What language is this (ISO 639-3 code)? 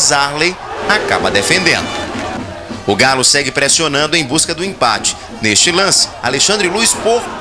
por